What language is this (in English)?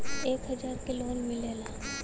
Bhojpuri